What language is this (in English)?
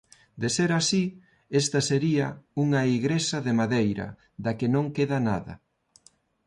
Galician